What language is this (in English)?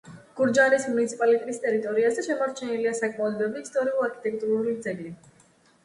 Georgian